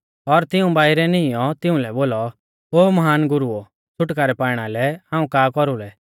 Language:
Mahasu Pahari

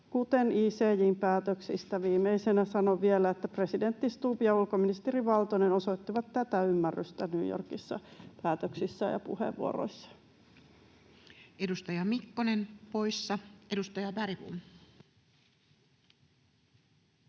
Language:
Finnish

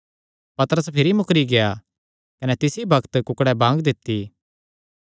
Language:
Kangri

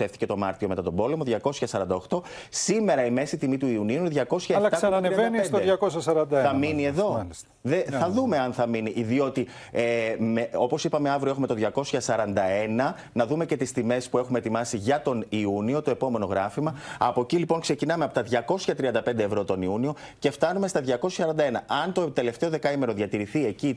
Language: Greek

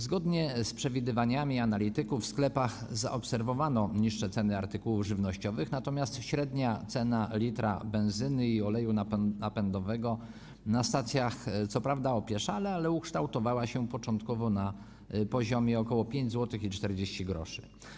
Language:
Polish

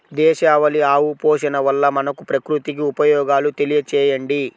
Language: Telugu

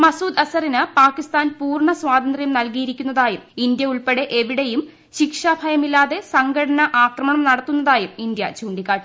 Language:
Malayalam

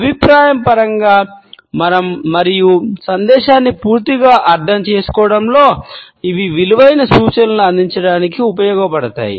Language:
Telugu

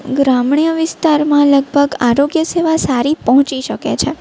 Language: Gujarati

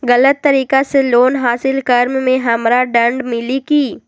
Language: Magahi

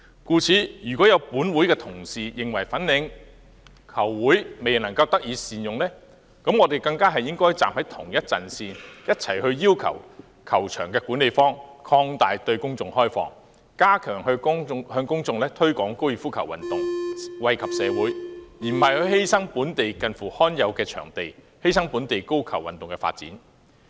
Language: Cantonese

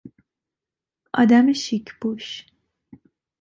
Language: Persian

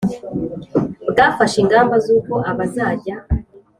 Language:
Kinyarwanda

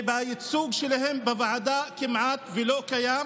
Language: Hebrew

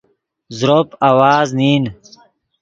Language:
Yidgha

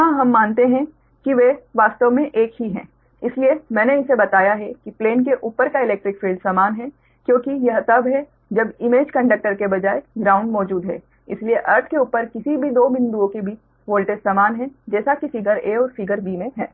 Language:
Hindi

